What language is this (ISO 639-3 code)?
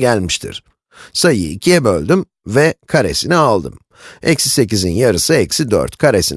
tur